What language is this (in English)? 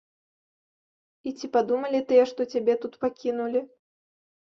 Belarusian